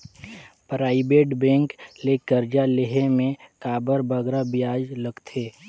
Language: Chhattisgarhi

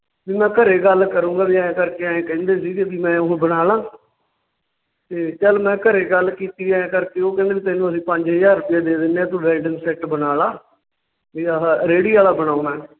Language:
Punjabi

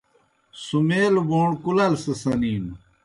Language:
Kohistani Shina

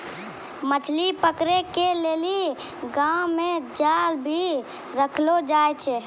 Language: Maithili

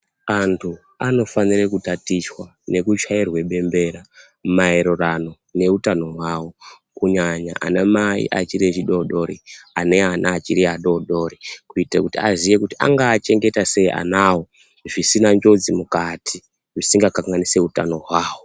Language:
Ndau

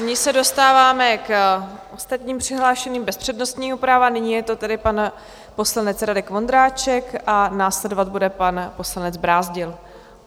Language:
Czech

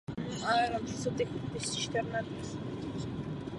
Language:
Czech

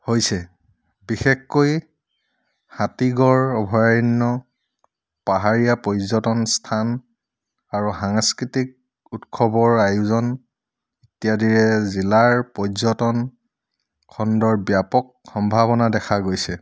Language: Assamese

